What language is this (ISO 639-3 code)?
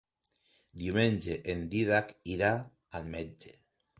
cat